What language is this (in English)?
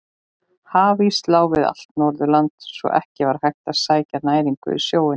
Icelandic